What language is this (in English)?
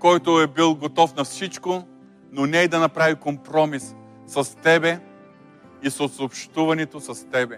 Bulgarian